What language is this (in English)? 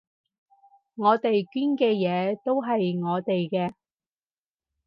Cantonese